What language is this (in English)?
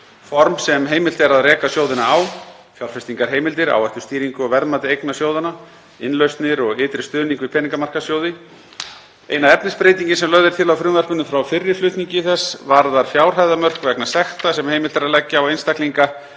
Icelandic